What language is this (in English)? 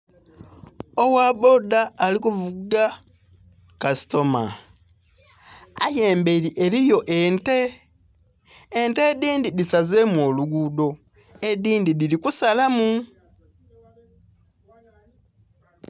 Soga